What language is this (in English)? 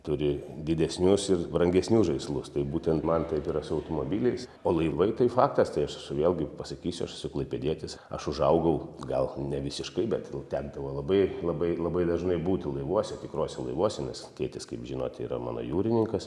Lithuanian